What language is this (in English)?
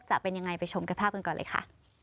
Thai